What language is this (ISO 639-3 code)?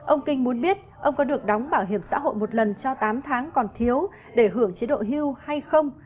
vie